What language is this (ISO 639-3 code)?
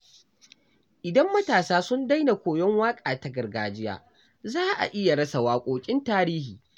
hau